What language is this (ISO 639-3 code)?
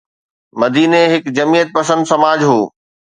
snd